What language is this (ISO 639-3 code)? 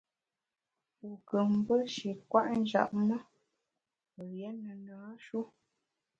bax